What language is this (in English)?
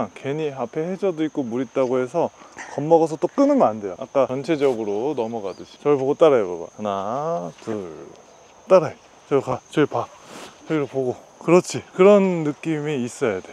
Korean